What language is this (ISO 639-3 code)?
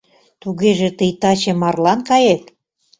chm